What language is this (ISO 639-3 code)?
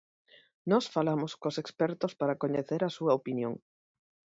glg